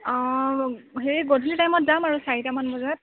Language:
Assamese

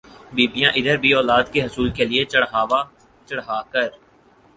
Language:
Urdu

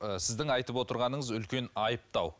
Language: Kazakh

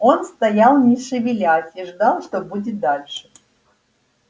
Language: Russian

